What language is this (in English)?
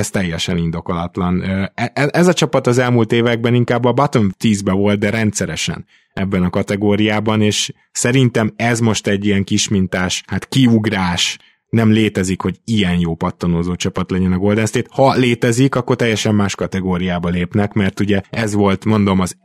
Hungarian